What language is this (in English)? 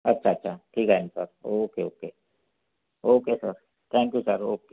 Marathi